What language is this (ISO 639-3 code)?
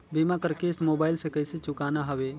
hne